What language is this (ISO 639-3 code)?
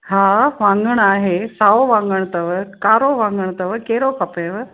snd